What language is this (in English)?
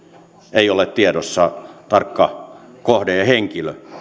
Finnish